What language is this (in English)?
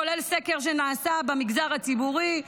Hebrew